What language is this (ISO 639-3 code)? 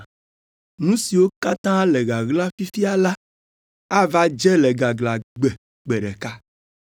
ewe